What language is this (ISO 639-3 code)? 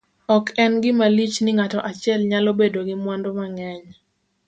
luo